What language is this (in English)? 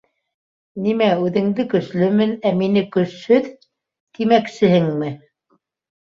Bashkir